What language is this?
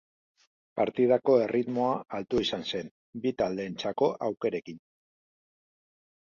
Basque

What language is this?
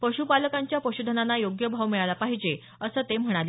Marathi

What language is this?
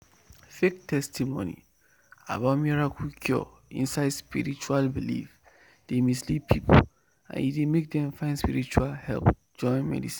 Nigerian Pidgin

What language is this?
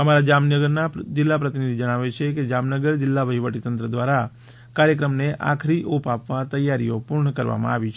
Gujarati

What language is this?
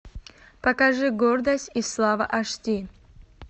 Russian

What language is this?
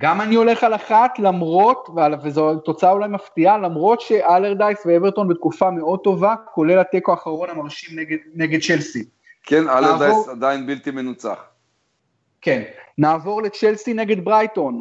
Hebrew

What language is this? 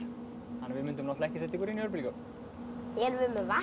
Icelandic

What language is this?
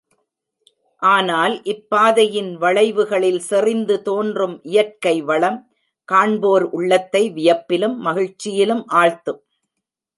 Tamil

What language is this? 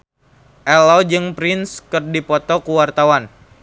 Sundanese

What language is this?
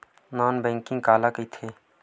Chhattisgarhi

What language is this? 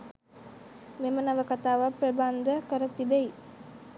Sinhala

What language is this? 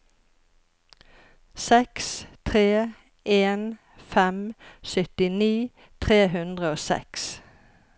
Norwegian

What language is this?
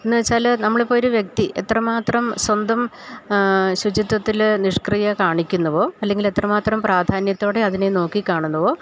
Malayalam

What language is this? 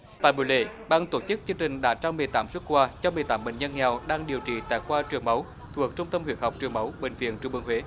Vietnamese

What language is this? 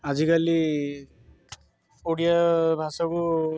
Odia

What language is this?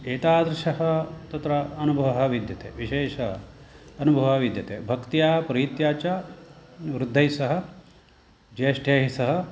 Sanskrit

